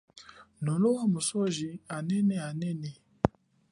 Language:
Chokwe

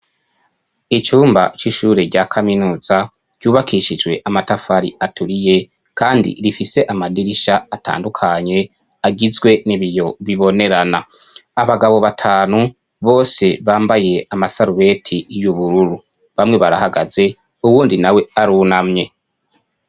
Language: Rundi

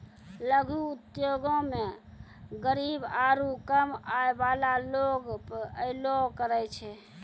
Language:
Maithili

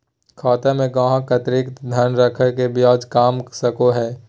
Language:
Magahi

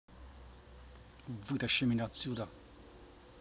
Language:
Russian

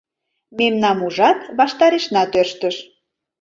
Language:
Mari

